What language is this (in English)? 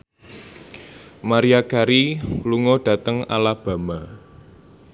Javanese